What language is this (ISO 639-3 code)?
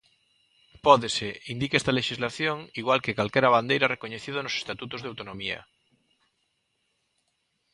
glg